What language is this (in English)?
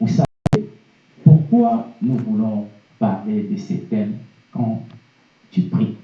French